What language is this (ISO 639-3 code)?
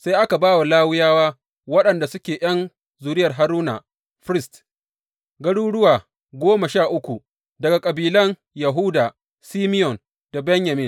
hau